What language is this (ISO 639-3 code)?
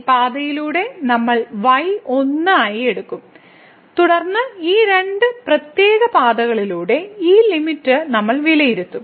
mal